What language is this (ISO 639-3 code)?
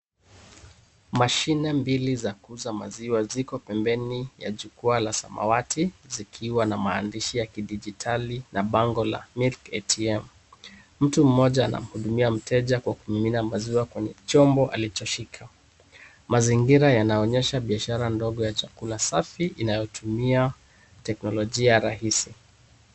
swa